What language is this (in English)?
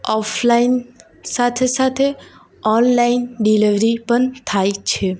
Gujarati